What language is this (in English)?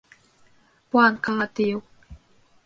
Bashkir